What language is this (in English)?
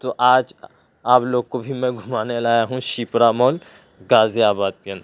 Urdu